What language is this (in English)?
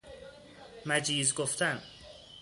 Persian